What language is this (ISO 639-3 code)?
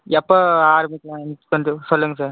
tam